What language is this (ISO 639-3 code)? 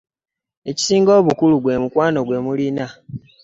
lug